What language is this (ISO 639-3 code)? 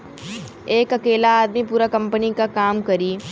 bho